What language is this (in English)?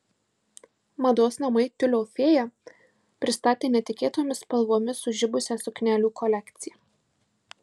Lithuanian